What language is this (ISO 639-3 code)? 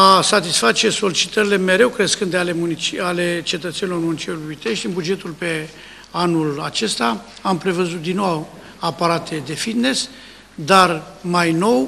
ron